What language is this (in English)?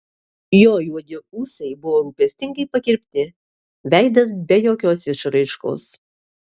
Lithuanian